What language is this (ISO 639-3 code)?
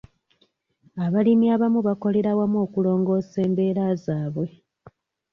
lug